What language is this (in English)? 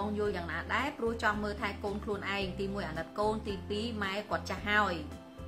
Vietnamese